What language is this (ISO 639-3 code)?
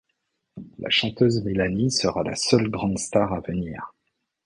fra